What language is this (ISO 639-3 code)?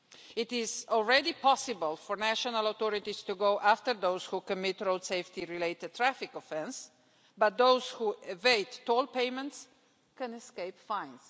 eng